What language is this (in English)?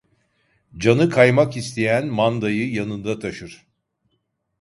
Turkish